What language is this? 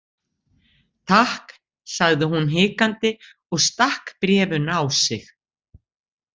Icelandic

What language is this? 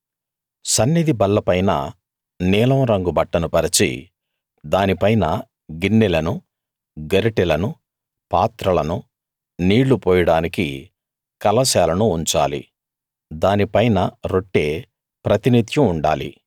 Telugu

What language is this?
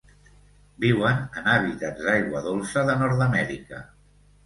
Catalan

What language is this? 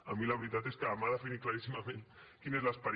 Catalan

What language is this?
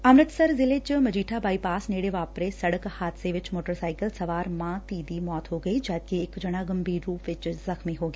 Punjabi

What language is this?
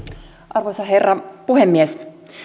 Finnish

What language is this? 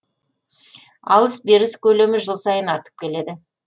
Kazakh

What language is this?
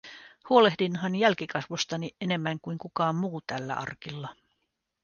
Finnish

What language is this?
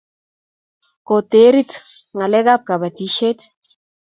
Kalenjin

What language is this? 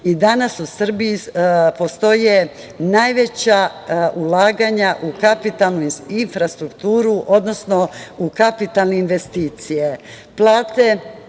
Serbian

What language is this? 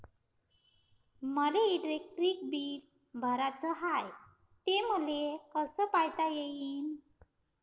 Marathi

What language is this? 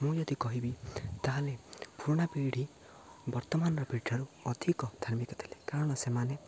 Odia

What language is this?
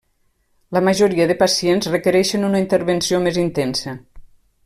Catalan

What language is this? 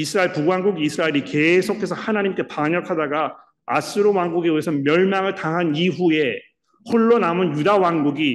Korean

